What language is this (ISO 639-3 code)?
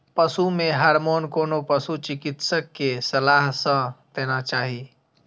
mai